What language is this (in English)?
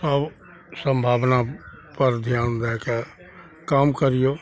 Maithili